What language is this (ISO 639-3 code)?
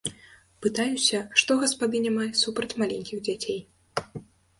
bel